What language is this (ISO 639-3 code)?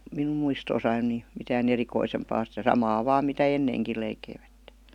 fin